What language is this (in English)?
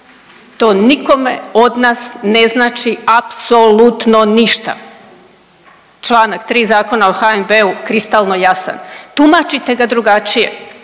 Croatian